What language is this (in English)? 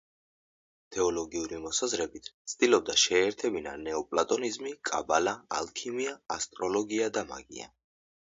Georgian